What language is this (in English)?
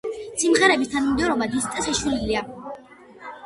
Georgian